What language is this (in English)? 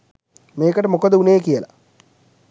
Sinhala